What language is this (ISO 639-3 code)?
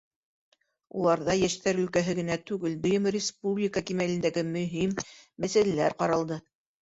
bak